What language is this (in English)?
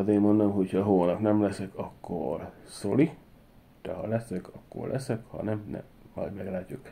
Hungarian